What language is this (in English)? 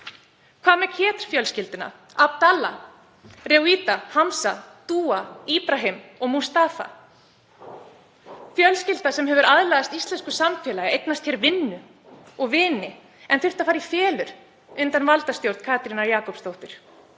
Icelandic